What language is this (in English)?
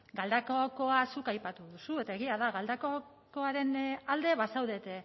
Basque